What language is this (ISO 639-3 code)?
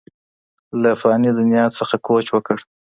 pus